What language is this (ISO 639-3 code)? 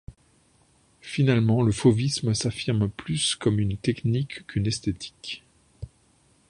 fra